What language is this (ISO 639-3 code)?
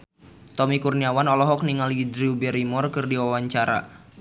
sun